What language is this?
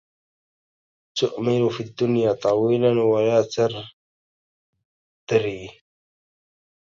Arabic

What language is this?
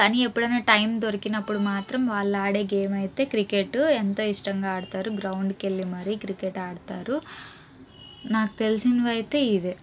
Telugu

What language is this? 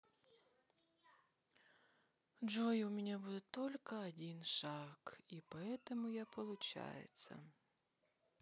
Russian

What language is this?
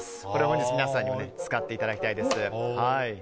Japanese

